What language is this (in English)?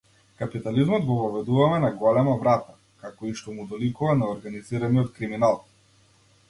Macedonian